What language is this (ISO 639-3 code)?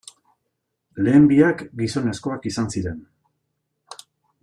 eus